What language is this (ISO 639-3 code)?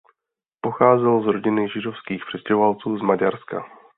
ces